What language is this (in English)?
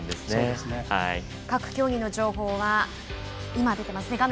Japanese